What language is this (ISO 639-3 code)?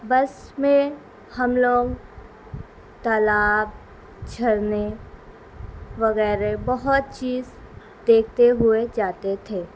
urd